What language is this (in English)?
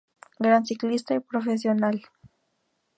Spanish